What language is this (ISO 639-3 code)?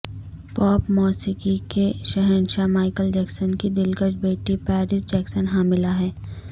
urd